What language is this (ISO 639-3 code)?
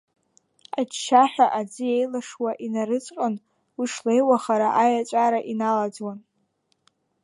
abk